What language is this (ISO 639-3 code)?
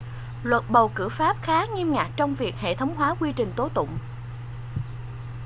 vie